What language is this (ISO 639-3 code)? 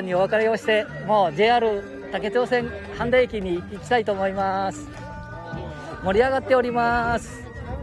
jpn